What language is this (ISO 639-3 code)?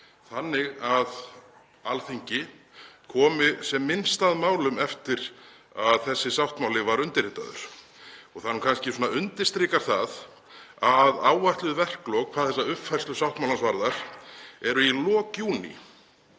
isl